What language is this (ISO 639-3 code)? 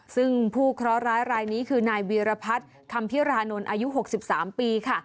tha